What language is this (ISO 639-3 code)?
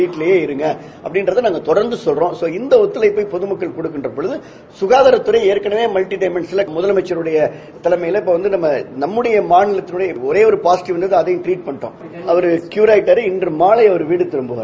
tam